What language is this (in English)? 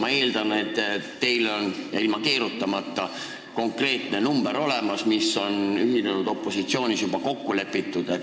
Estonian